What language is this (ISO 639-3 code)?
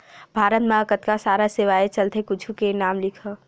hne